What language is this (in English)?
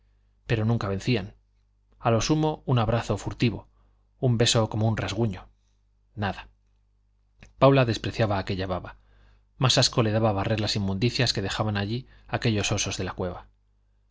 Spanish